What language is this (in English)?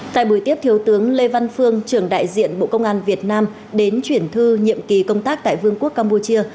Vietnamese